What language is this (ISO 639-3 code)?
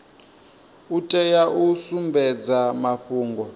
ven